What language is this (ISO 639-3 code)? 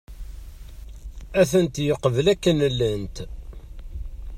kab